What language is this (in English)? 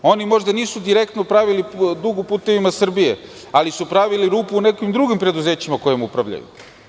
Serbian